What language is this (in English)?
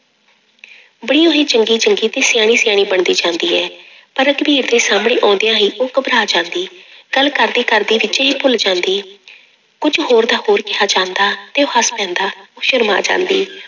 Punjabi